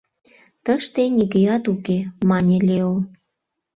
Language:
Mari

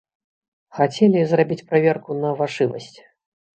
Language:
Belarusian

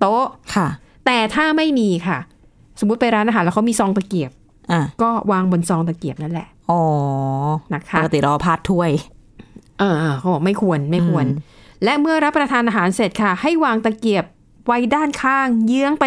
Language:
Thai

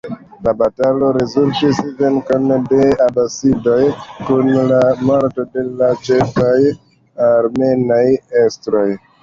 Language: Esperanto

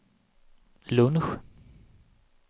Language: Swedish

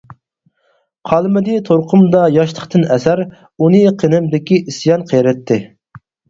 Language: Uyghur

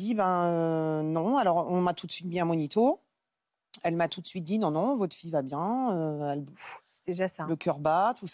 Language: French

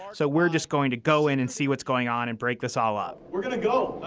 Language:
English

